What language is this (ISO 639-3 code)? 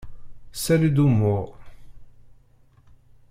kab